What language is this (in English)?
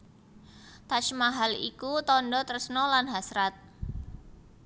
Javanese